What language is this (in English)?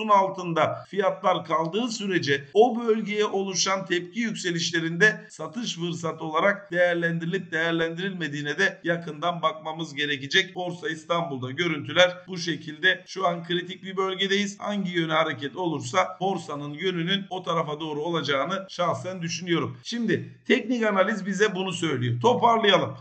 Turkish